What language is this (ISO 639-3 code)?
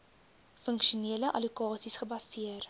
afr